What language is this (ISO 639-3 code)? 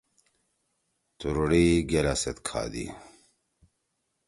trw